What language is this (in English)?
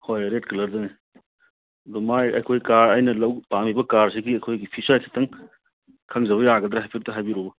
Manipuri